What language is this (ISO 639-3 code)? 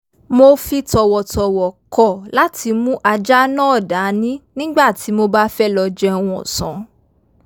yor